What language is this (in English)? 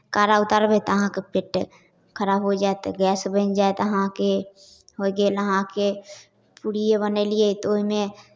Maithili